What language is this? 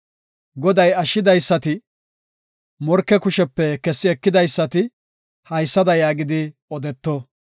Gofa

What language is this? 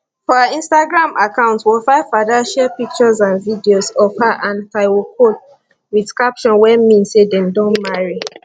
Nigerian Pidgin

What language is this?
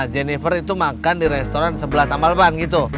Indonesian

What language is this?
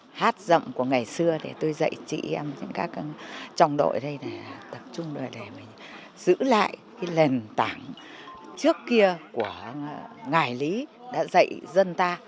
Vietnamese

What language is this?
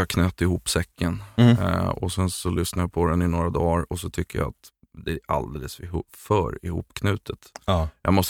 Swedish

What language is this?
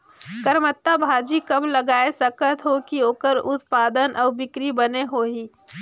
Chhattisgarhi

